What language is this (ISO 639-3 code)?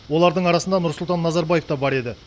kaz